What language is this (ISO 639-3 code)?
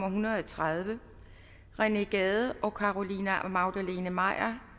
dan